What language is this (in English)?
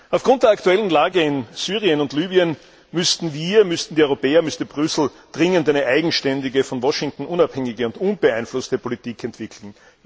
German